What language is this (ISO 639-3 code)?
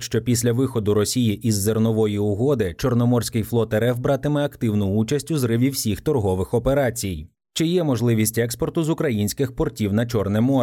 ukr